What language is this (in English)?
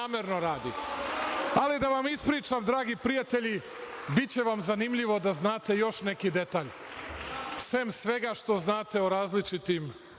Serbian